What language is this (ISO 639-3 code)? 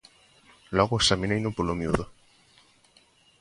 glg